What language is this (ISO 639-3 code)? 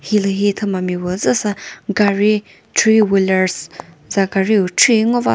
nri